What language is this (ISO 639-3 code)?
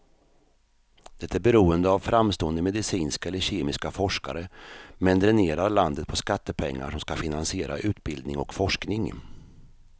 swe